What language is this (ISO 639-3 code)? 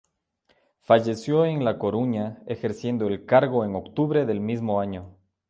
spa